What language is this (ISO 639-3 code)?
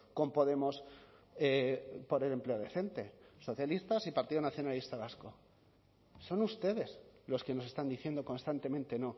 spa